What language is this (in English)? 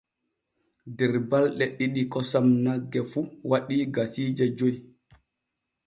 Borgu Fulfulde